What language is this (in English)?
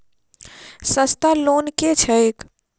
Maithili